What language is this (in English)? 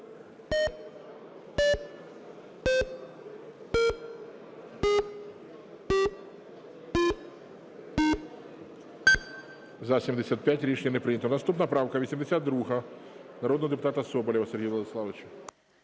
Ukrainian